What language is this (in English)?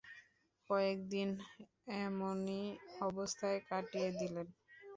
Bangla